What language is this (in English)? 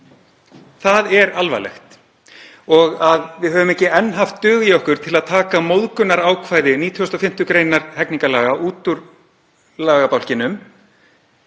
Icelandic